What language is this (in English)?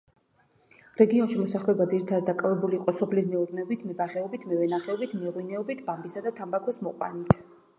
Georgian